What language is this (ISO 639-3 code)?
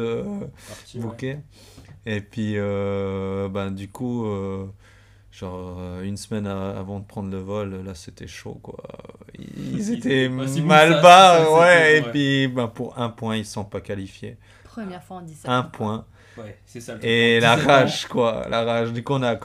fra